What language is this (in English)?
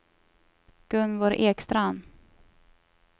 Swedish